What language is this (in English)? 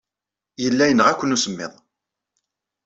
Kabyle